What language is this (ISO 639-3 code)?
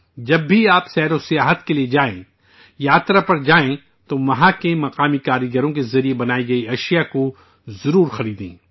urd